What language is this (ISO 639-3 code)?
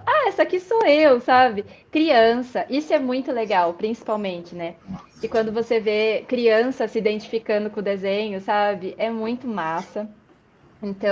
por